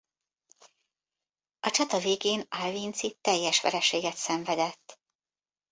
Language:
Hungarian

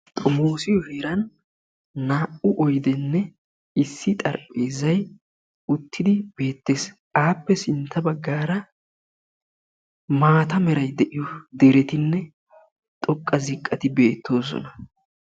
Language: Wolaytta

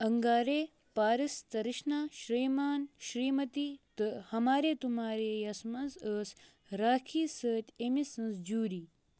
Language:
Kashmiri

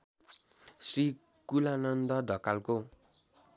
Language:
Nepali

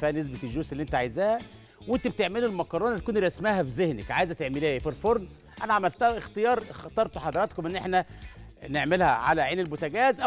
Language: Arabic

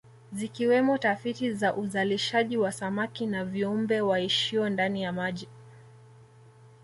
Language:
Swahili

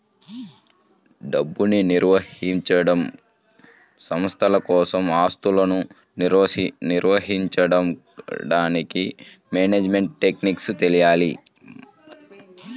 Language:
Telugu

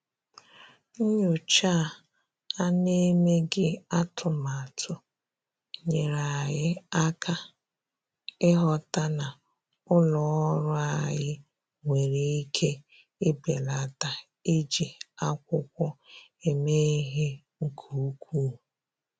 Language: Igbo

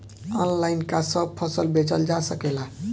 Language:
Bhojpuri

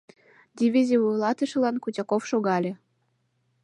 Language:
Mari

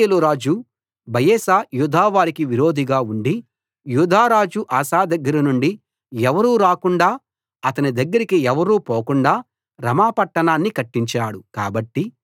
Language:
Telugu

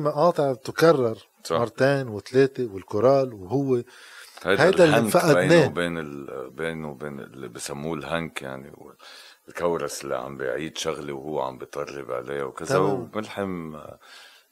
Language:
Arabic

